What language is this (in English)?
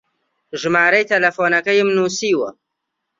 Central Kurdish